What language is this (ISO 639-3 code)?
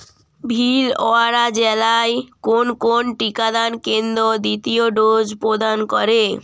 ben